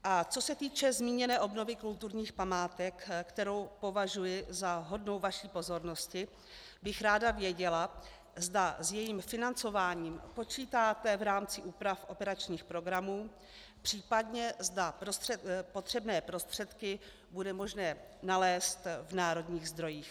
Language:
Czech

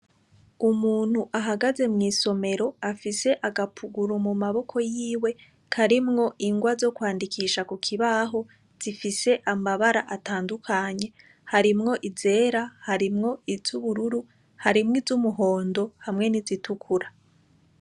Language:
Rundi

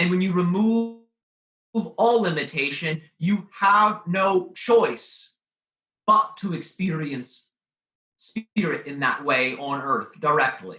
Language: English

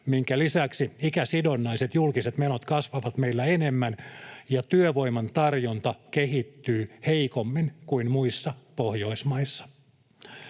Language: Finnish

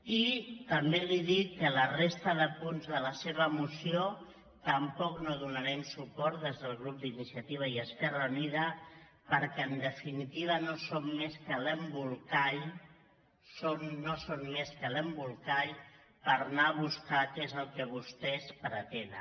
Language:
Catalan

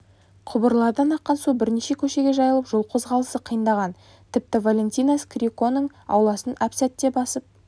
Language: Kazakh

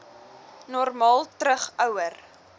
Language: Afrikaans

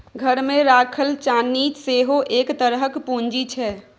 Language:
Maithili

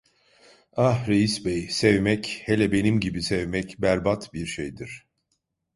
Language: Turkish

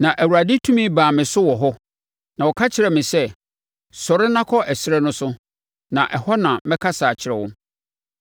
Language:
Akan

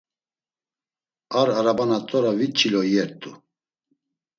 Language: Laz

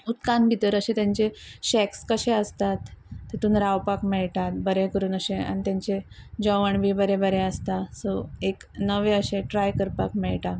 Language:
Konkani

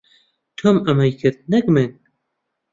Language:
Central Kurdish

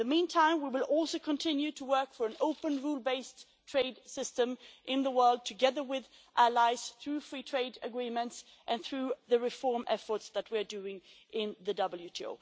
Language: English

